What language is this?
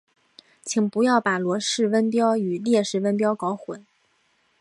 Chinese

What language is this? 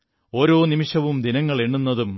Malayalam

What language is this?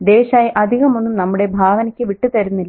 Malayalam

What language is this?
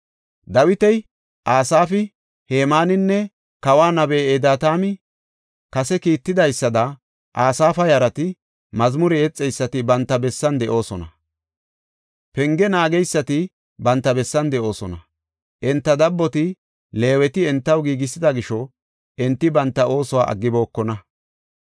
Gofa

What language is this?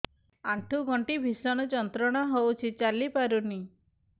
Odia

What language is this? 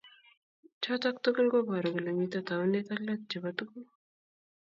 Kalenjin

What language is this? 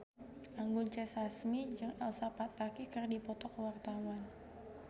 Sundanese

